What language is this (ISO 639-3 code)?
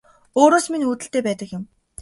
mon